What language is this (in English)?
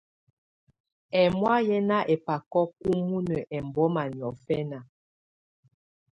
Tunen